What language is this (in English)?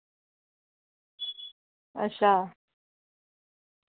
Dogri